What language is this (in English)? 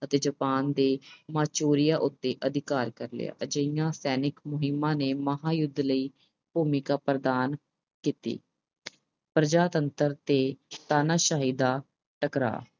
Punjabi